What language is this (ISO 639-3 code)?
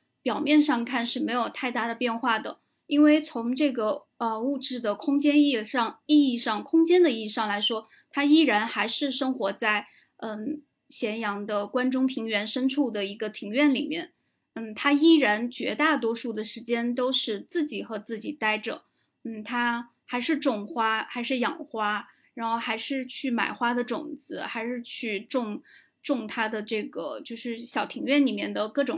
zho